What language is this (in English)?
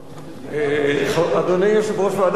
Hebrew